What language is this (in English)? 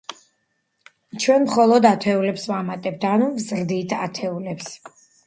Georgian